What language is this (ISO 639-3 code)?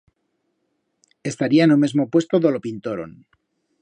arg